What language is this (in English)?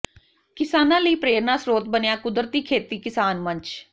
Punjabi